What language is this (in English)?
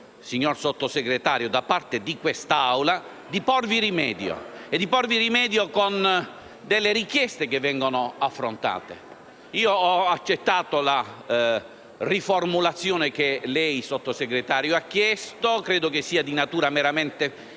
Italian